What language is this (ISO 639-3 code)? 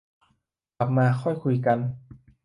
tha